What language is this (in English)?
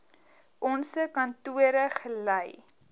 Afrikaans